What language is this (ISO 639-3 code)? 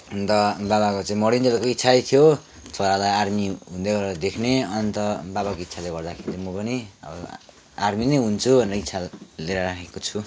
nep